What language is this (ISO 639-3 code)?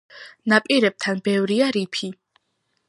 kat